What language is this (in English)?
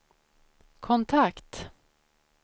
Swedish